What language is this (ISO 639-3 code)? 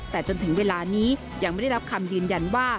tha